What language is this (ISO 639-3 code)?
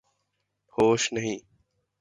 urd